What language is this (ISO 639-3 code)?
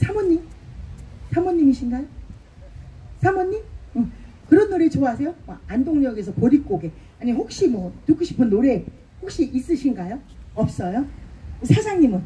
kor